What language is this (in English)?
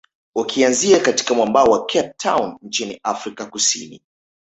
Swahili